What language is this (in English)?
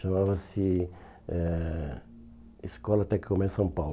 Portuguese